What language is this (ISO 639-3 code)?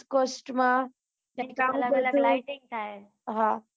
guj